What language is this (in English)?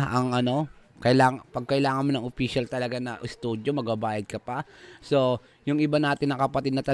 Filipino